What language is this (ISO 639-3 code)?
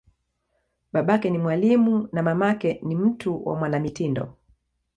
swa